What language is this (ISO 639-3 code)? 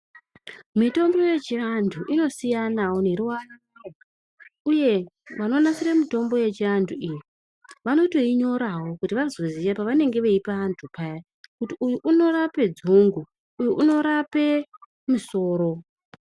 ndc